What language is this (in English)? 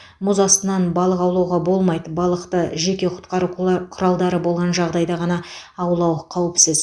Kazakh